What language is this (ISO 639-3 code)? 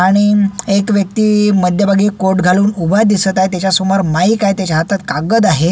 mar